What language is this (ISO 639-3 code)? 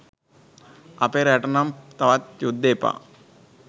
sin